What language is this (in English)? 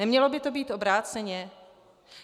Czech